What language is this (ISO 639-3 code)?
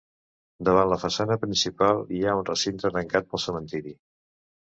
cat